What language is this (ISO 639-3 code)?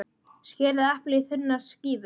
isl